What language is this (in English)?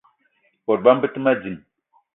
Eton (Cameroon)